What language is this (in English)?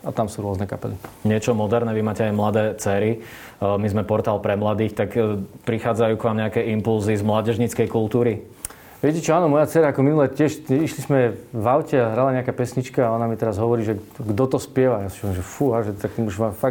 Slovak